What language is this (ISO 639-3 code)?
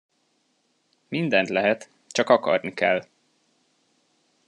hun